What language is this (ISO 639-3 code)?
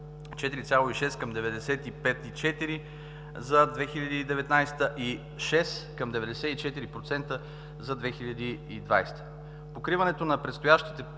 bul